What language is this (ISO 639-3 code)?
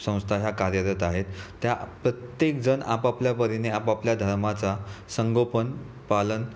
mar